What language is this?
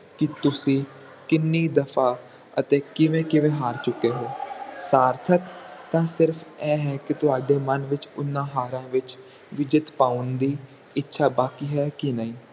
Punjabi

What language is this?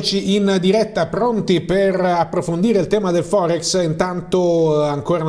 Italian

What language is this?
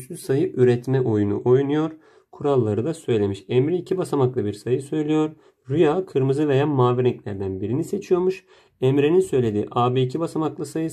Turkish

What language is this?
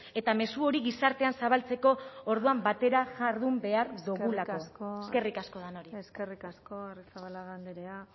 Basque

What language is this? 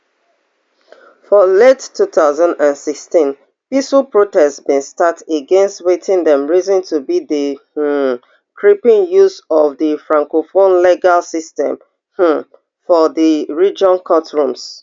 Nigerian Pidgin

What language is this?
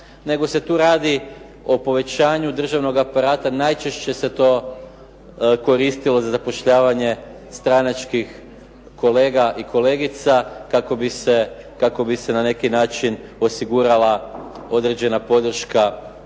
Croatian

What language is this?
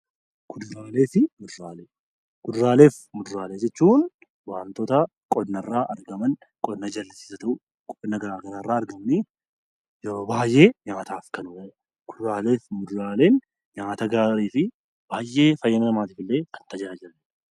Oromo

